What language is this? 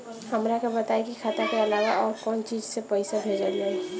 Bhojpuri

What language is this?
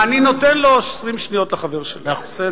Hebrew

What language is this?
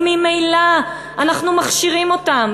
Hebrew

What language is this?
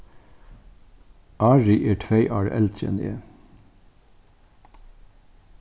Faroese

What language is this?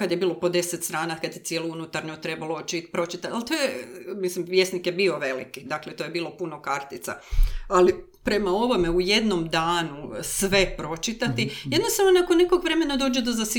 Croatian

